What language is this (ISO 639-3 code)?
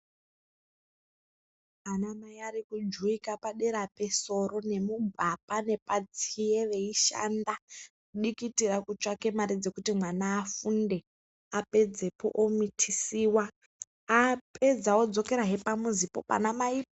ndc